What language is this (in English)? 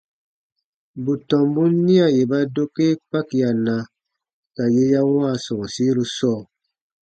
Baatonum